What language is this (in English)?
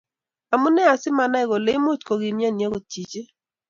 Kalenjin